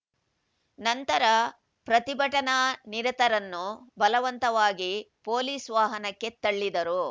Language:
Kannada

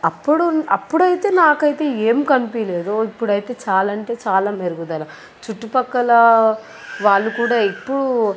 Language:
Telugu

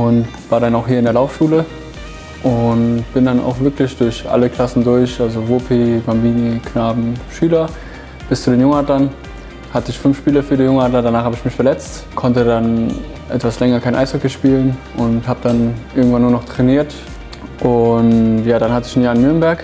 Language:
German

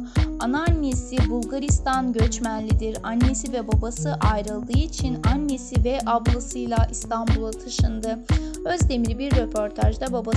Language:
Turkish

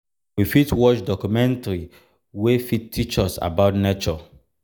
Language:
Nigerian Pidgin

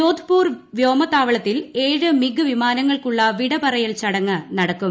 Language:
Malayalam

